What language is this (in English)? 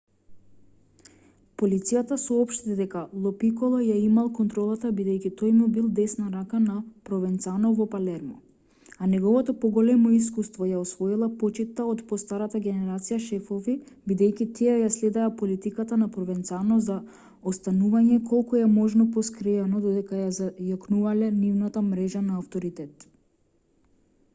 Macedonian